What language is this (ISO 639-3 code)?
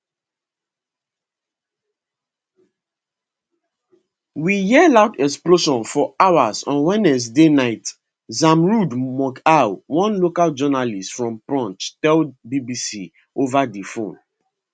pcm